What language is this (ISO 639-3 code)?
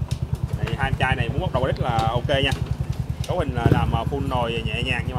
vie